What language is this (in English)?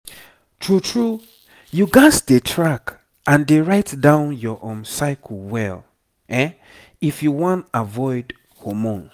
Nigerian Pidgin